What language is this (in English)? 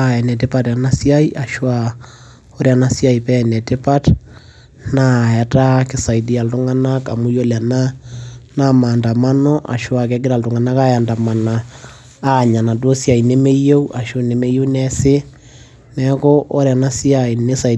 Masai